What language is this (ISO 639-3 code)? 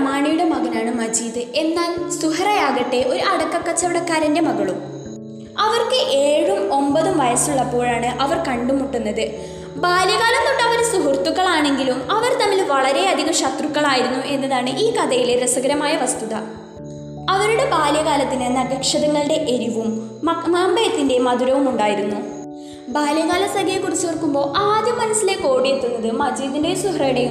mal